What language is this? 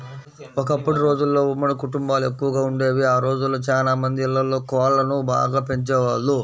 Telugu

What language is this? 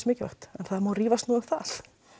Icelandic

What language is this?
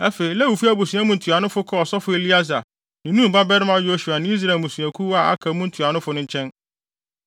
Akan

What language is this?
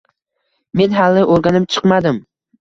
Uzbek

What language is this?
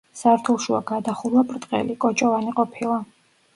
Georgian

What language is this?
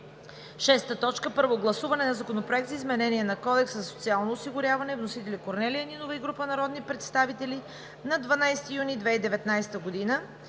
Bulgarian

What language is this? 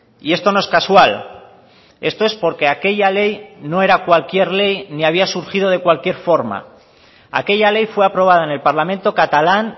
Spanish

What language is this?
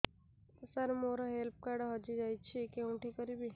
Odia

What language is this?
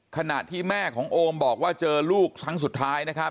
Thai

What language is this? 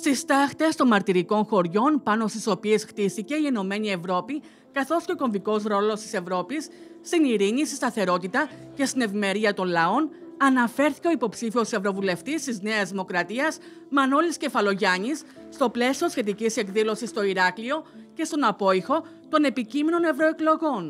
Greek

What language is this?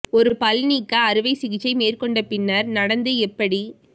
Tamil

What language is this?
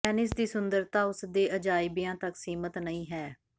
Punjabi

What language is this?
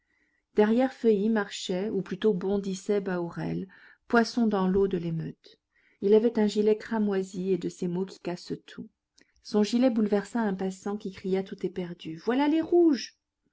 French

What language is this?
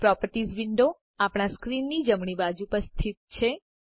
Gujarati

